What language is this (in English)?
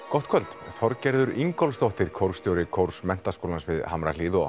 Icelandic